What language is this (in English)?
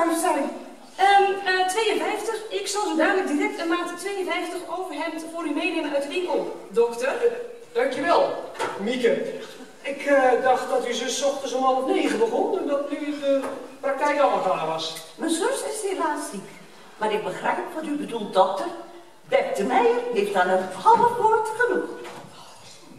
Dutch